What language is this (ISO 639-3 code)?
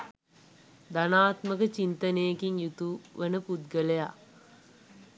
sin